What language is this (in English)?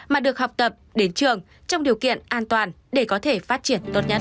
Vietnamese